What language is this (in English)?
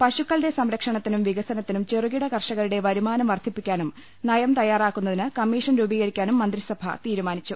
Malayalam